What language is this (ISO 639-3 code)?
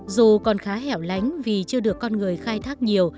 vie